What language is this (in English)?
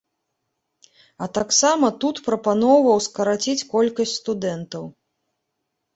Belarusian